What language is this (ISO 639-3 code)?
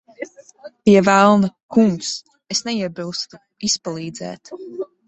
lav